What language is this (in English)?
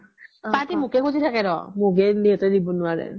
Assamese